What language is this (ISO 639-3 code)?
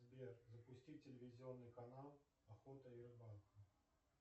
rus